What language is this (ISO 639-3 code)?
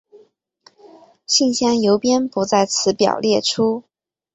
zho